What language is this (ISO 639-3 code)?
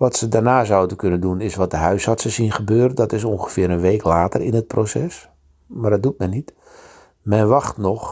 nld